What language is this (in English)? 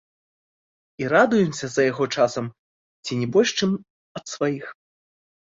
Belarusian